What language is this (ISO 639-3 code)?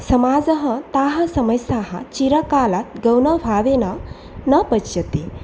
san